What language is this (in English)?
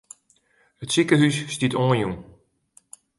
Western Frisian